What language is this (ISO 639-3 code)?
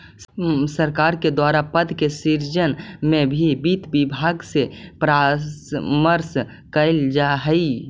mag